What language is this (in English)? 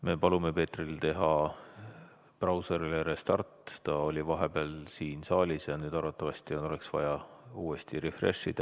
Estonian